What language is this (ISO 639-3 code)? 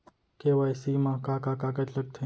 hne